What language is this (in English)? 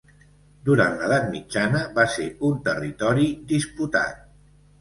Catalan